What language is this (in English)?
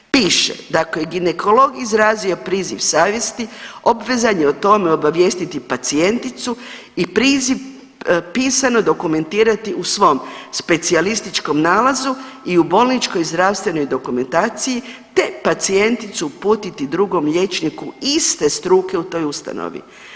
Croatian